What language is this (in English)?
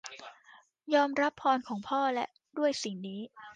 Thai